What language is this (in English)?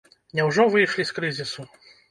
Belarusian